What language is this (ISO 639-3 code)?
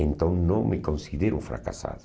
por